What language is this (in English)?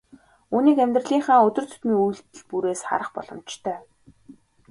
Mongolian